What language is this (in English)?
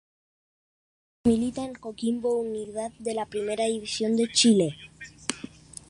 Spanish